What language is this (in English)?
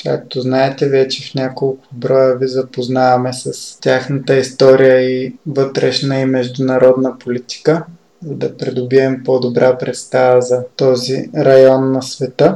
Bulgarian